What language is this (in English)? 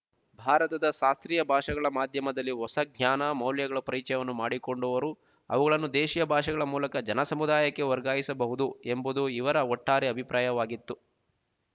Kannada